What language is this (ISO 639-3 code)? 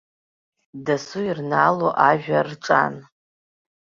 abk